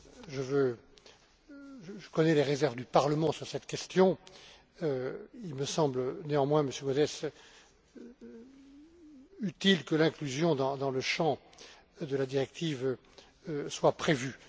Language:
French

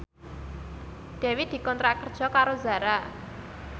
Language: Javanese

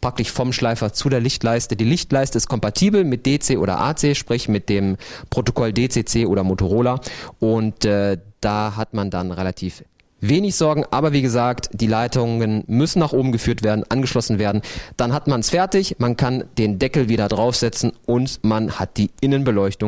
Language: German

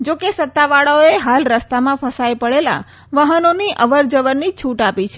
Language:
Gujarati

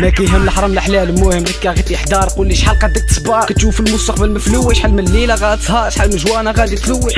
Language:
Arabic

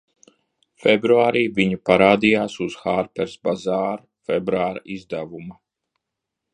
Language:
Latvian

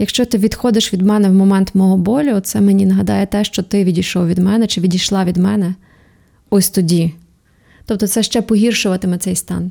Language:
Ukrainian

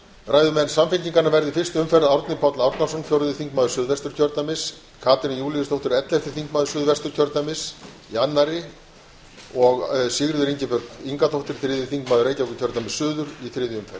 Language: Icelandic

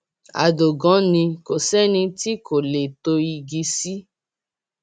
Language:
Yoruba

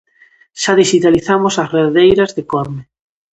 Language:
Galician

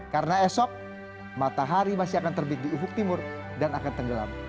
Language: Indonesian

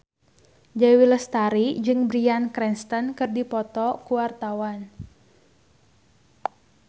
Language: Sundanese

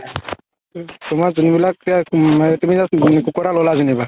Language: Assamese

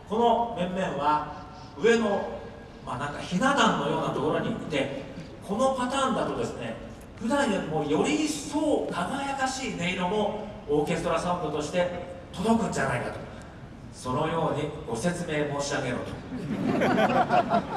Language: Japanese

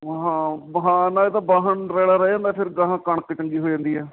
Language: Punjabi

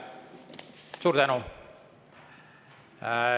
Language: Estonian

